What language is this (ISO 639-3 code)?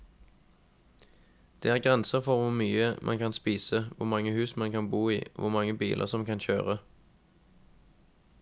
nor